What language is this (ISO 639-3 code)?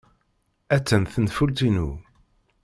kab